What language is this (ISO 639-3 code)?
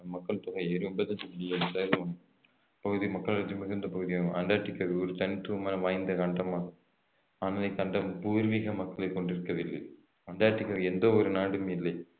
tam